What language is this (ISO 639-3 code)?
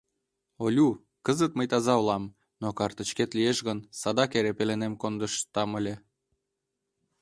chm